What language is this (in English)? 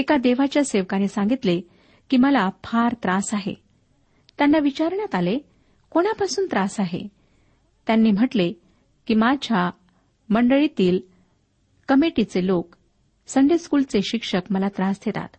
Marathi